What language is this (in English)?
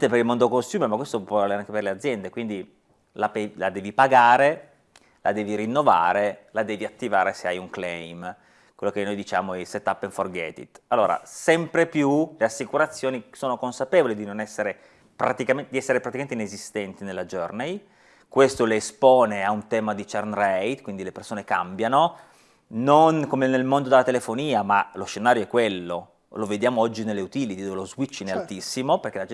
Italian